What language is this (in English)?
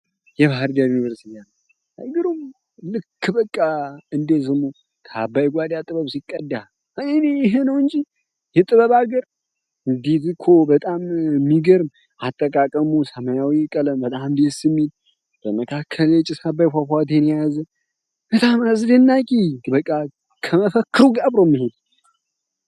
Amharic